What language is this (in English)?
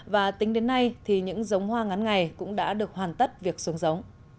Vietnamese